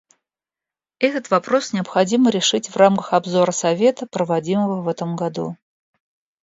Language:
Russian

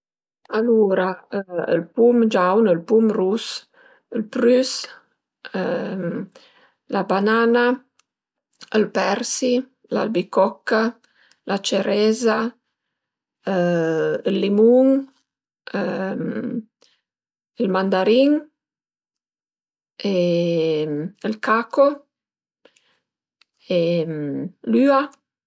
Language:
Piedmontese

